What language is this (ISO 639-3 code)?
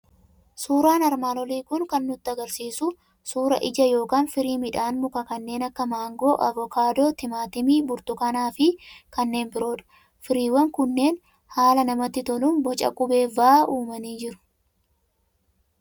orm